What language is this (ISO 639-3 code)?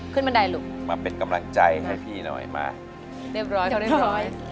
tha